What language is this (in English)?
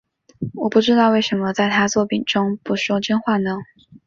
Chinese